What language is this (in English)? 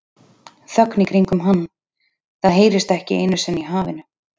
Icelandic